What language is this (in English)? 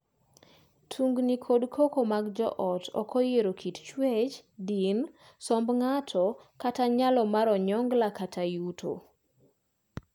Luo (Kenya and Tanzania)